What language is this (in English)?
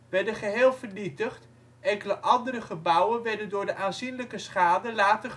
Dutch